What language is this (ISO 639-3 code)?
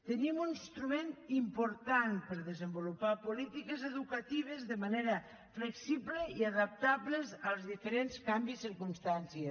cat